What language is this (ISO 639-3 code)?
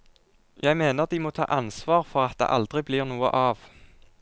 nor